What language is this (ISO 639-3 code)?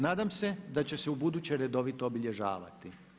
hrv